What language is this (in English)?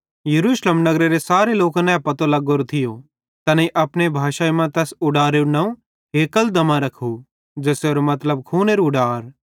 Bhadrawahi